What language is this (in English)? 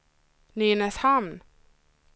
Swedish